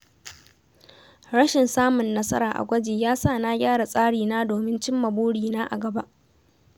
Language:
Hausa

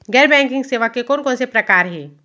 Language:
Chhattisgarhi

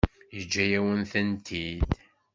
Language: Kabyle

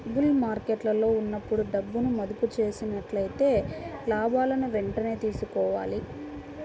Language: Telugu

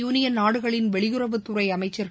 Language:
Tamil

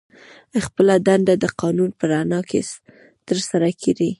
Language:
Pashto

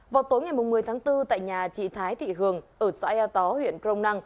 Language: Vietnamese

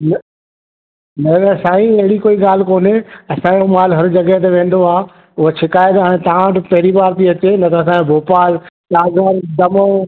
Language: Sindhi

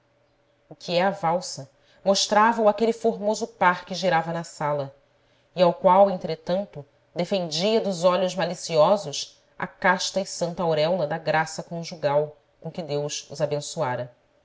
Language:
Portuguese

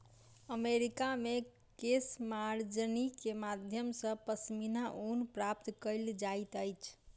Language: Maithili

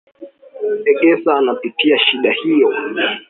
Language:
Swahili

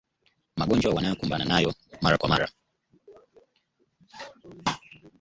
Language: Swahili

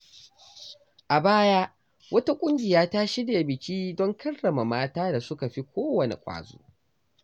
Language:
Hausa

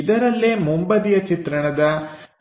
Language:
Kannada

